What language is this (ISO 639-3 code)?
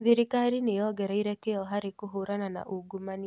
kik